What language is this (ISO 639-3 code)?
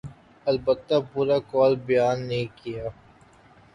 urd